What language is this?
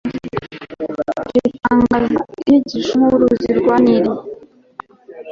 Kinyarwanda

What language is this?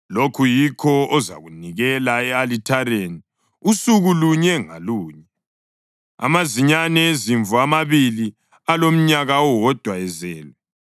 North Ndebele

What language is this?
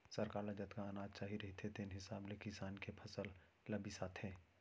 Chhattisgarhi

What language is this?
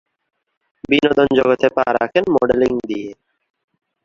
Bangla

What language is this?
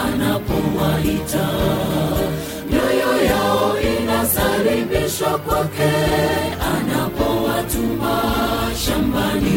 Swahili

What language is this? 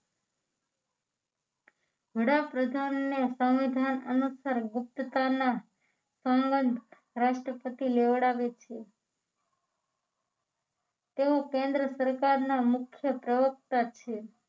Gujarati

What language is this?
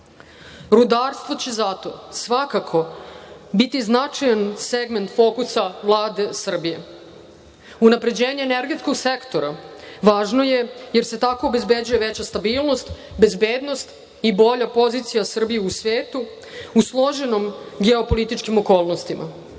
Serbian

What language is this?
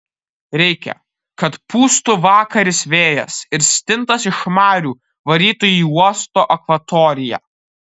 Lithuanian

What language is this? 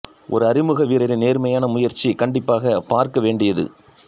Tamil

